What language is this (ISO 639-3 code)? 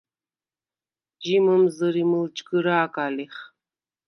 sva